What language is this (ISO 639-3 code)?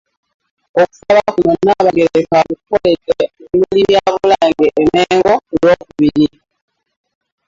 lug